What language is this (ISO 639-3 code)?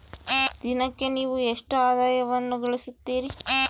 kan